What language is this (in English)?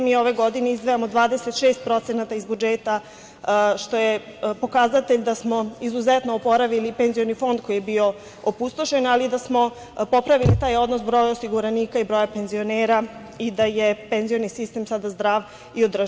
Serbian